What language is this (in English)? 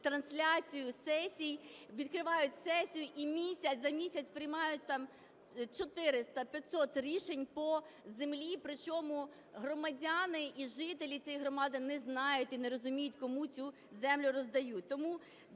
Ukrainian